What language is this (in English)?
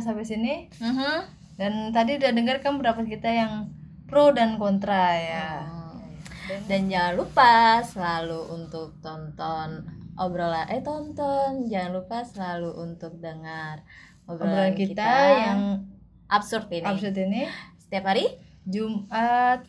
Indonesian